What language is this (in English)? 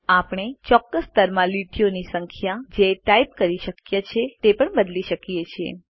Gujarati